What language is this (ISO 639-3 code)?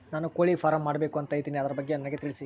kan